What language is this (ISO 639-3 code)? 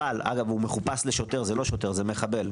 heb